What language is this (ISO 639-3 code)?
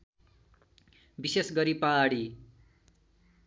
nep